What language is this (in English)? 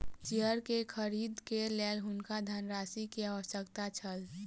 Maithili